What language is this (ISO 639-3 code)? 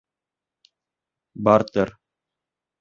bak